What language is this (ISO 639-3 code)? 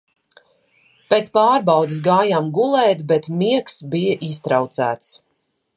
lav